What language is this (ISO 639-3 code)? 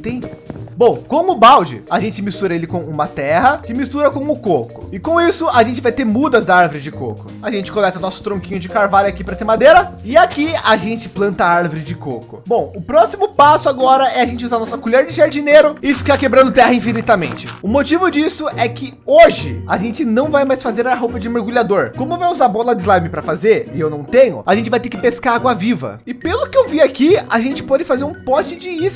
por